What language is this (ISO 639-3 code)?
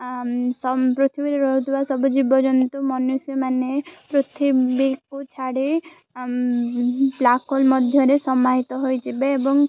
ori